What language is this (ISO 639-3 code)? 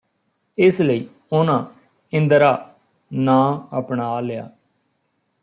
pan